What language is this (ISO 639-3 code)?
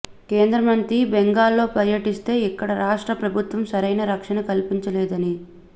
tel